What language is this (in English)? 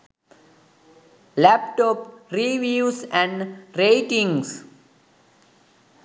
Sinhala